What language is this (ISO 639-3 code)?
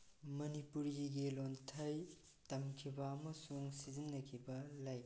mni